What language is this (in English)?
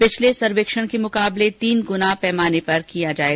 Hindi